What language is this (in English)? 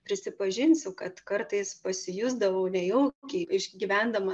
Lithuanian